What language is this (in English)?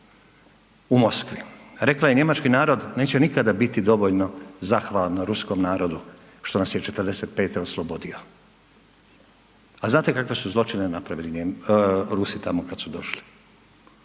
Croatian